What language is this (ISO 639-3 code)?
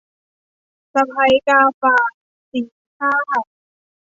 tha